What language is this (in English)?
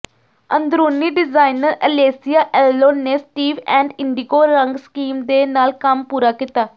Punjabi